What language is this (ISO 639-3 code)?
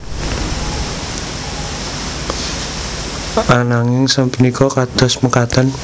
jav